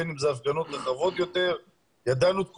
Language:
Hebrew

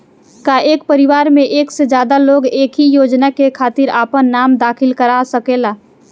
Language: Bhojpuri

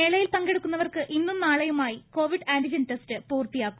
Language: Malayalam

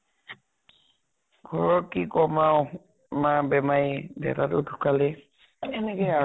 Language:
Assamese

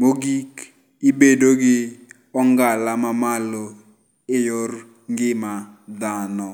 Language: Luo (Kenya and Tanzania)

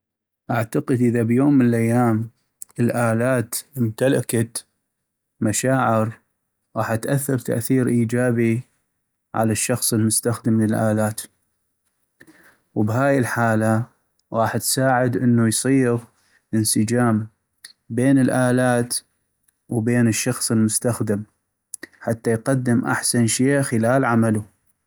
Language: North Mesopotamian Arabic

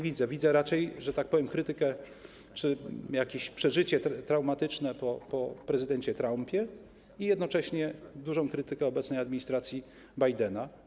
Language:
Polish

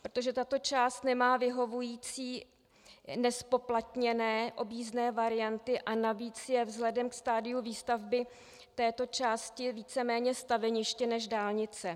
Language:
Czech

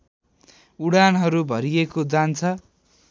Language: Nepali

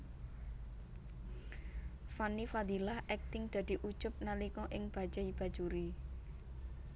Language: Javanese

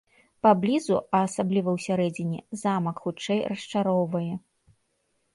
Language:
Belarusian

